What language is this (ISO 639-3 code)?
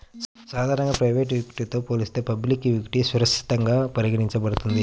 tel